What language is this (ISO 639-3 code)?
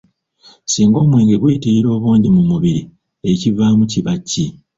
lug